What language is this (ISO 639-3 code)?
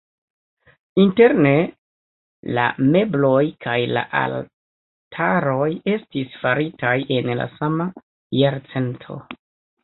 epo